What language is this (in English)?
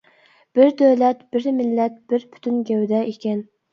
Uyghur